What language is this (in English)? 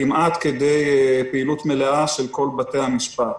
Hebrew